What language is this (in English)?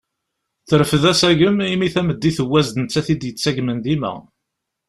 Kabyle